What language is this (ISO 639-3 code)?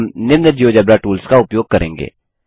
hin